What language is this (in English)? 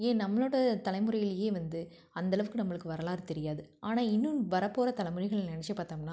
Tamil